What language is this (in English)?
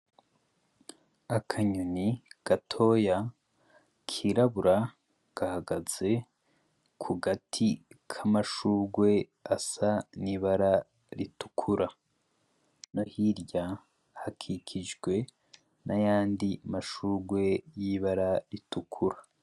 Rundi